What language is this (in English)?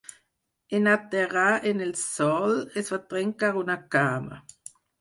Catalan